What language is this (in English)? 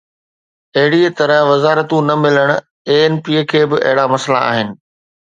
Sindhi